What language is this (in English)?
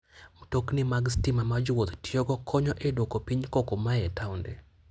Luo (Kenya and Tanzania)